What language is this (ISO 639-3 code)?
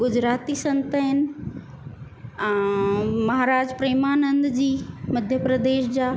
snd